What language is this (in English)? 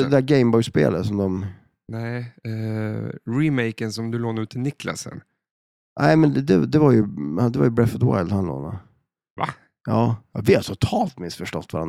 Swedish